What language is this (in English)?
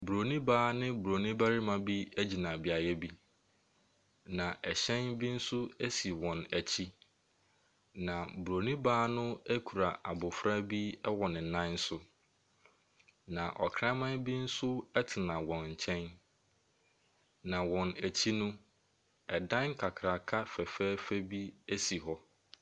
Akan